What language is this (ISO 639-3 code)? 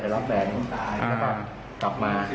tha